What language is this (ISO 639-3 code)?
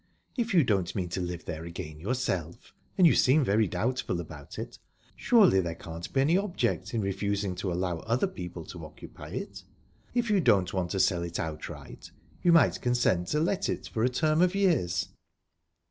eng